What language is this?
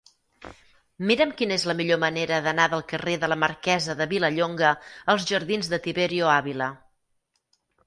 Catalan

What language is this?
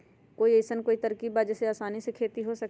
Magahi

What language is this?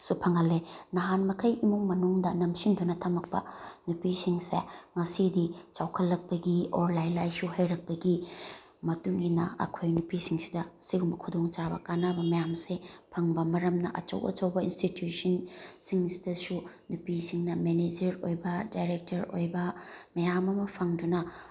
Manipuri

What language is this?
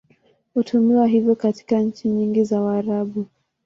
Swahili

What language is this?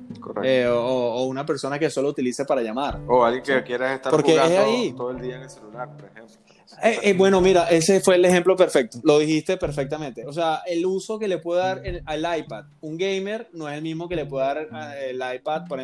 Spanish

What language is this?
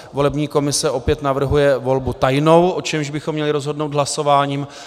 Czech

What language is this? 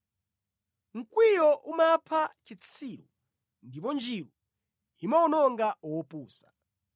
Nyanja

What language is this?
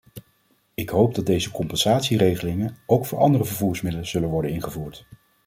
Dutch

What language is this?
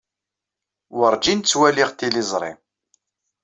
Kabyle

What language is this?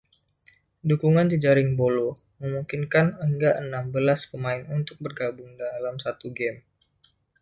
Indonesian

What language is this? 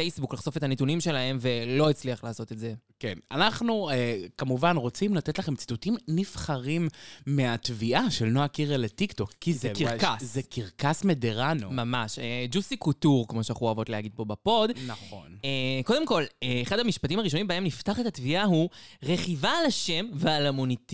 Hebrew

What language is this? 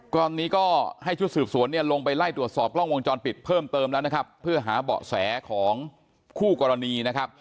Thai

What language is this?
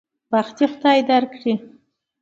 Pashto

